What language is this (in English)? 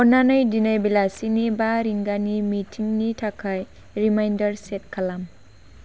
Bodo